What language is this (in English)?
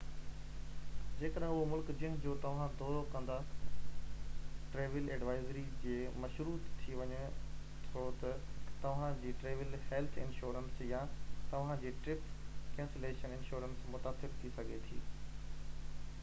Sindhi